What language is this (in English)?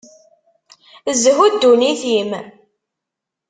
Kabyle